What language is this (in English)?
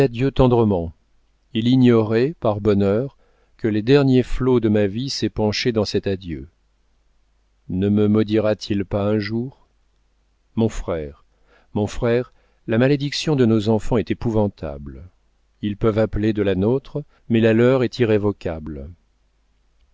French